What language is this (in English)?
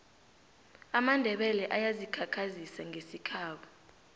South Ndebele